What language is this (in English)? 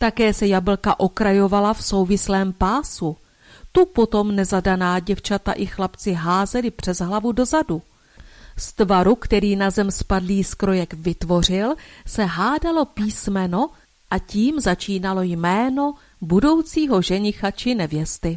Czech